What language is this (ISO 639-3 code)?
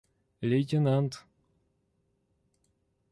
rus